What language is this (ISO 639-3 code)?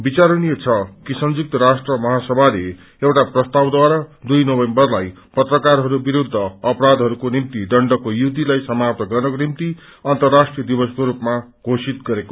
nep